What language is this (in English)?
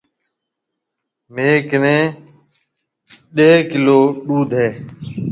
Marwari (Pakistan)